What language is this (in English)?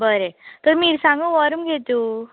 Konkani